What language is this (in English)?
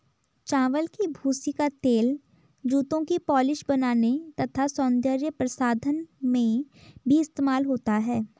Hindi